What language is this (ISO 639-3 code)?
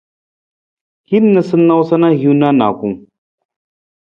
nmz